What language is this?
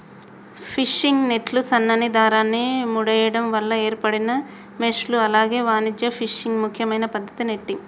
Telugu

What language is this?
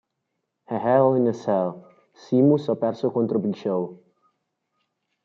Italian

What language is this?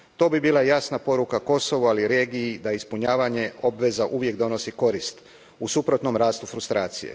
Croatian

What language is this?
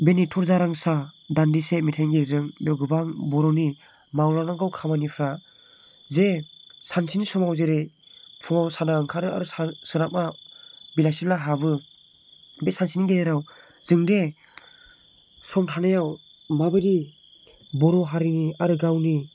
Bodo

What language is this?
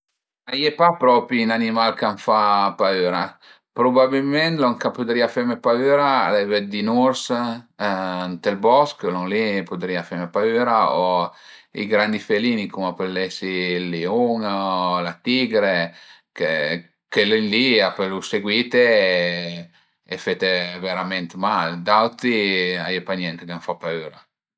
Piedmontese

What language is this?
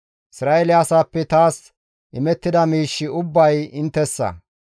Gamo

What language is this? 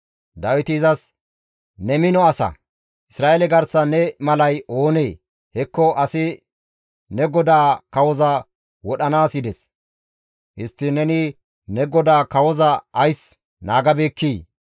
Gamo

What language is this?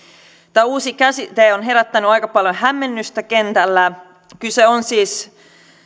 Finnish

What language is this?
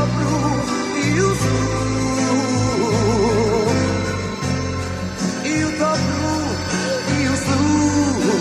Croatian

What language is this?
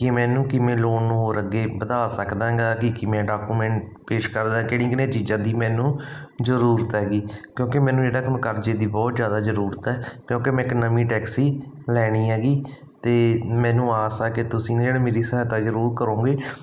Punjabi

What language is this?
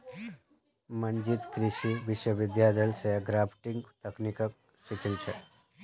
Magahi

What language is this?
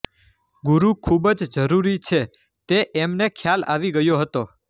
Gujarati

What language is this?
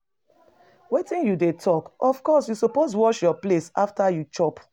Nigerian Pidgin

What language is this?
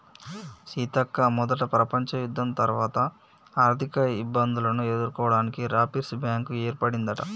Telugu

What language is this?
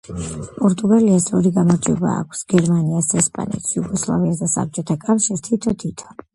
Georgian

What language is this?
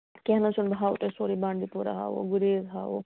Kashmiri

